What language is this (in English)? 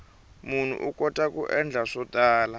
Tsonga